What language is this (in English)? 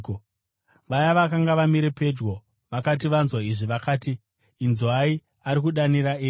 Shona